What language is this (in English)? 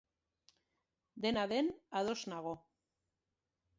Basque